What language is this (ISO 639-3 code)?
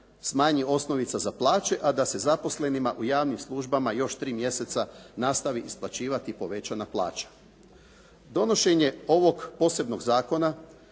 hrv